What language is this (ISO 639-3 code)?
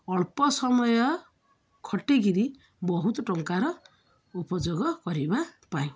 ori